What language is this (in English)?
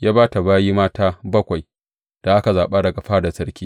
Hausa